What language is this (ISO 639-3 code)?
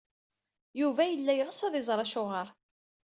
kab